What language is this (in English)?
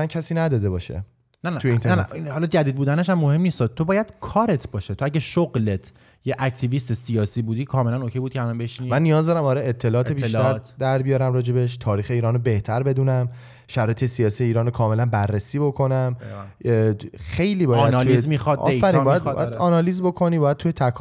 Persian